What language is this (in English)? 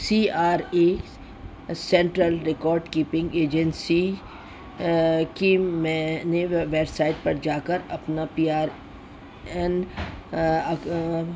Urdu